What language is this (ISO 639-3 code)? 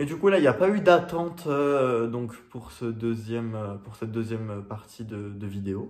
fra